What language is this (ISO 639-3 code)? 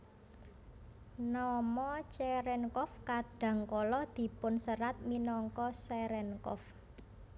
jav